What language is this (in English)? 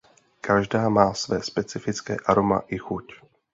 Czech